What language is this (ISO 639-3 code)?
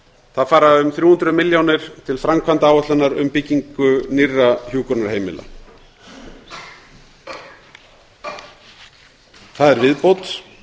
isl